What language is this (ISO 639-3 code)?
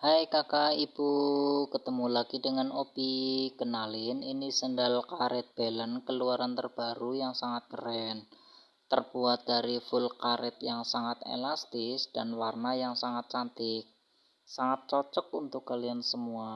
ind